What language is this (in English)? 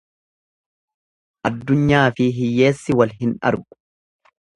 Oromo